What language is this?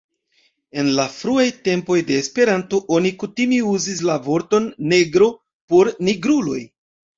Esperanto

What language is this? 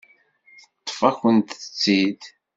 Kabyle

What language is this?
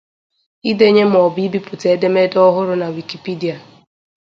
Igbo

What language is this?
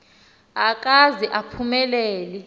Xhosa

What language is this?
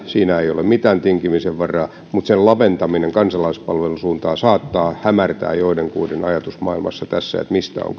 Finnish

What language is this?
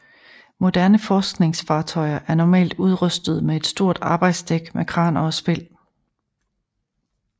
Danish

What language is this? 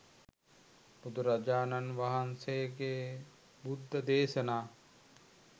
Sinhala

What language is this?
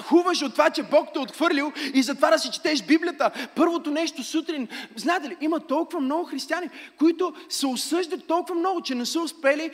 Bulgarian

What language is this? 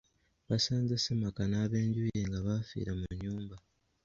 Ganda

